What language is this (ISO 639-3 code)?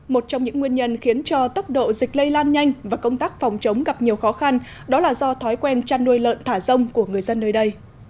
vie